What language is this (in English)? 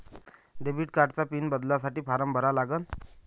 Marathi